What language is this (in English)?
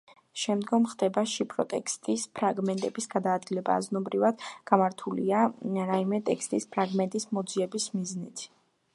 Georgian